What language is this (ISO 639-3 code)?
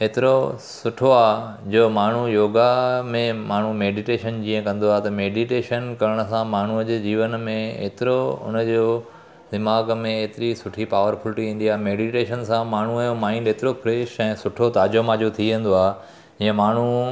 snd